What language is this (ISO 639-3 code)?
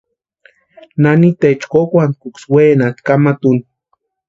pua